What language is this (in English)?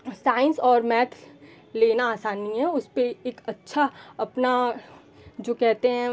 Hindi